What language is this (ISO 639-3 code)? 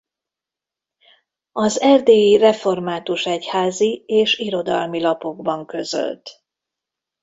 hun